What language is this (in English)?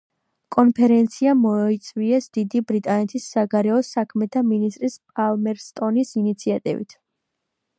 Georgian